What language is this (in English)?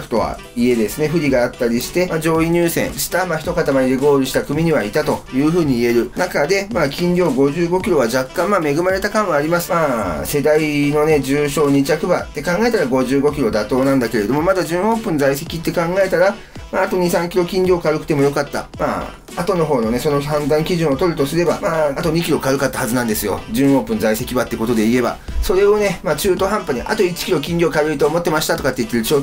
Japanese